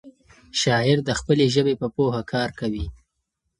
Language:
Pashto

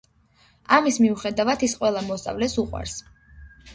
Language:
Georgian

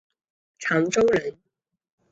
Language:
Chinese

